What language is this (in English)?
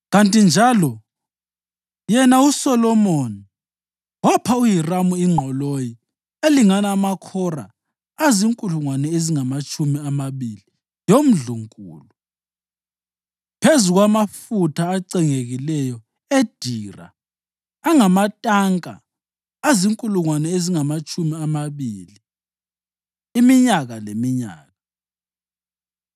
North Ndebele